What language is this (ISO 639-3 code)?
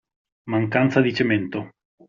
ita